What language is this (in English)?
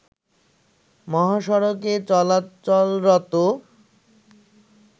Bangla